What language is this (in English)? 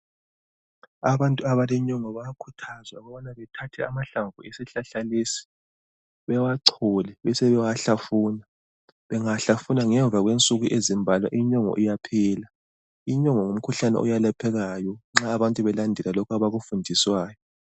North Ndebele